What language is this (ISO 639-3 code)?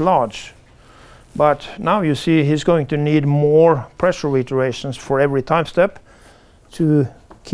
eng